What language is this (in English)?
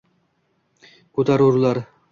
Uzbek